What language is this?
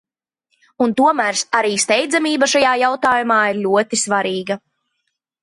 Latvian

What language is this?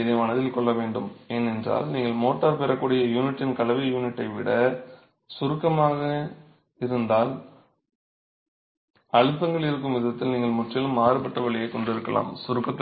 Tamil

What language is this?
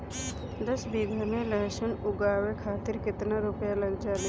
Bhojpuri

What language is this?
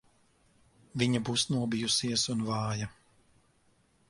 Latvian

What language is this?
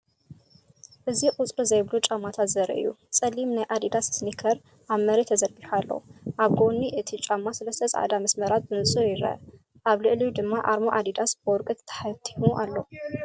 Tigrinya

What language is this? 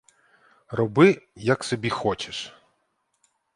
Ukrainian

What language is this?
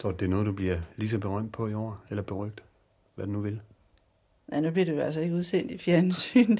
Danish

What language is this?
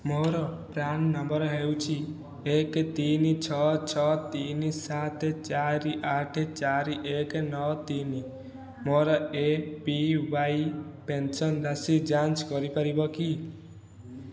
Odia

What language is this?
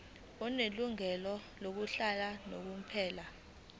Zulu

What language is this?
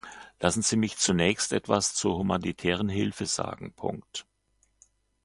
German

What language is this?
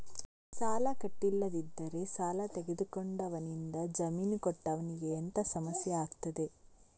Kannada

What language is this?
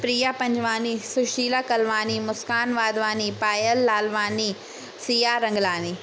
Sindhi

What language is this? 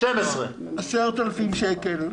Hebrew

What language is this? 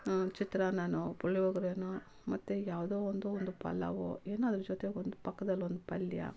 Kannada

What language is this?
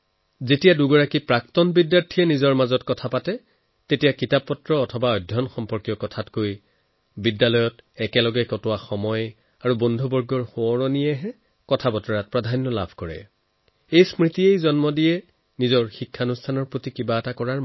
Assamese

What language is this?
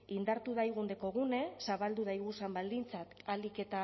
Basque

